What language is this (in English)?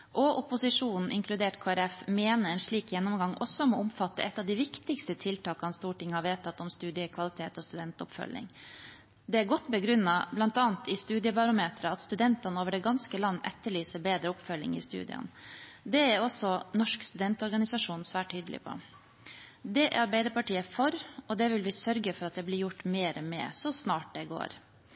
Norwegian Bokmål